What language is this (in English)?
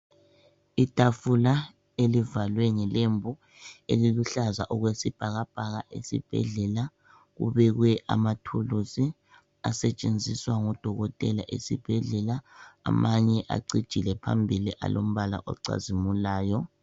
North Ndebele